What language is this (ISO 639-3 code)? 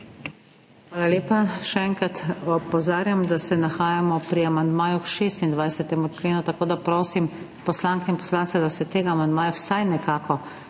slv